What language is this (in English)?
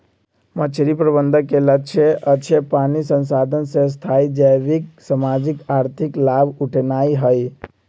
Magahi